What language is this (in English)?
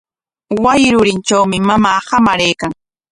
Corongo Ancash Quechua